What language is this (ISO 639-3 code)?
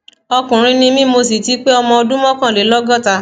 yor